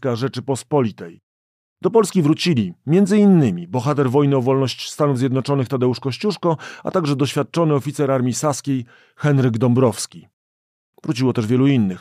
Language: Polish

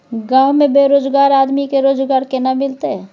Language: Maithili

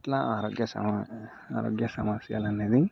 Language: Telugu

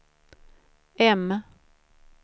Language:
Swedish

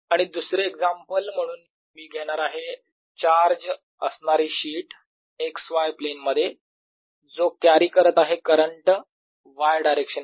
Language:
Marathi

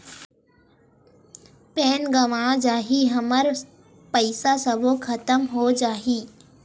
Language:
Chhattisgarhi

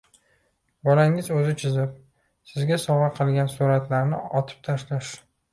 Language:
Uzbek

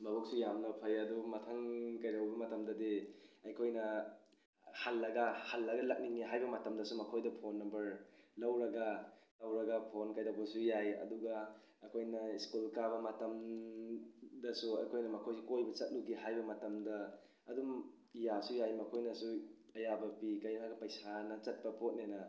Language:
Manipuri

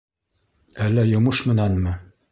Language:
Bashkir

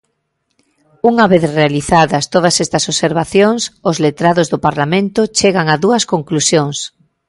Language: Galician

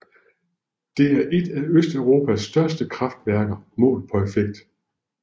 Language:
Danish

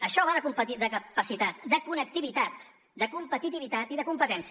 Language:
Catalan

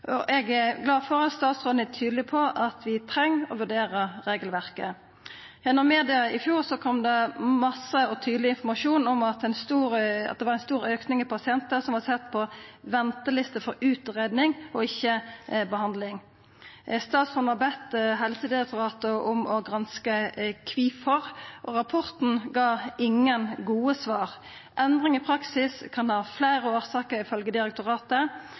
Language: Norwegian Nynorsk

